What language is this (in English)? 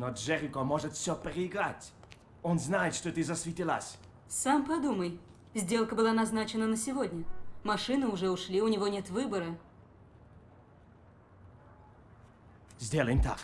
Russian